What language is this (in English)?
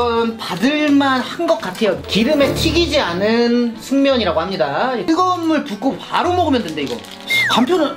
Korean